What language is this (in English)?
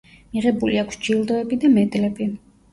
Georgian